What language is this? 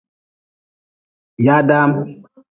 Nawdm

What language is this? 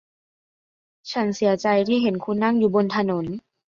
Thai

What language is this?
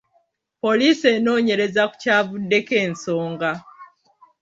Ganda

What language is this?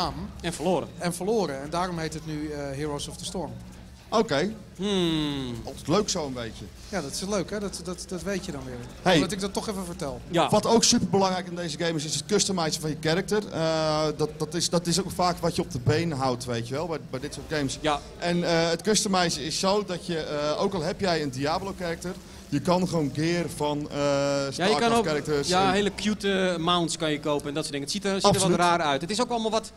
Dutch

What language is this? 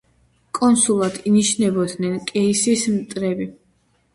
Georgian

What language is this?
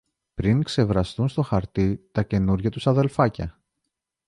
Greek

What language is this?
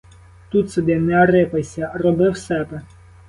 Ukrainian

